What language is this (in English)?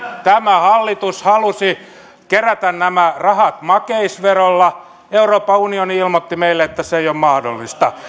Finnish